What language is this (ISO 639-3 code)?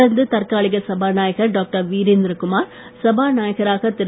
tam